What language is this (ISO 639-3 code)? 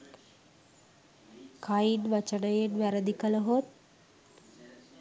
sin